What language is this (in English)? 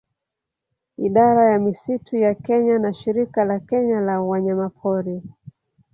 Swahili